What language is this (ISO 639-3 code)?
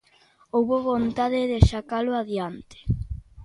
glg